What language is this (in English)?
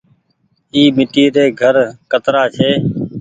Goaria